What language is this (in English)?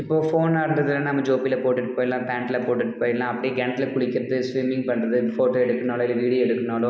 Tamil